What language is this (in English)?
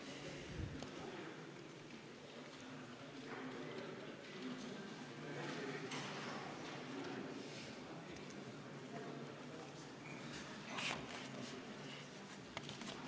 Estonian